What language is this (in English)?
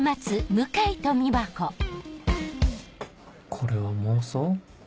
Japanese